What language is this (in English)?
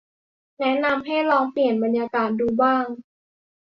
Thai